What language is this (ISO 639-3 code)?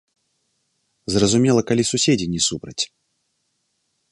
bel